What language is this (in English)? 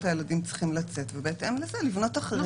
Hebrew